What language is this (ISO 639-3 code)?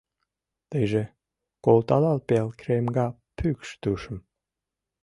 chm